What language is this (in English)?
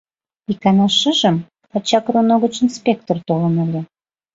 Mari